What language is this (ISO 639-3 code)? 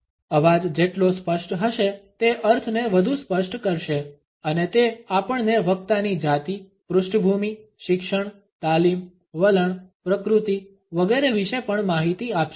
guj